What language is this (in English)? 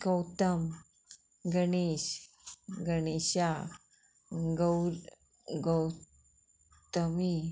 Konkani